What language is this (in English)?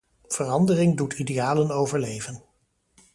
Dutch